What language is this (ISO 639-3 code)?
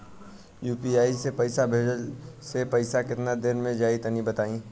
bho